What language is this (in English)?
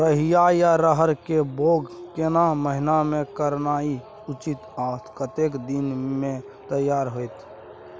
Maithili